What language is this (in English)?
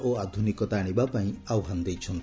Odia